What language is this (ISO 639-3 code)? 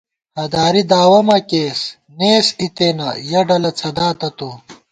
gwt